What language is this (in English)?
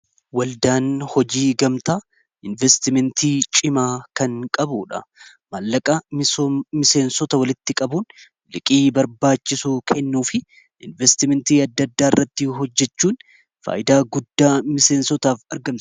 Oromo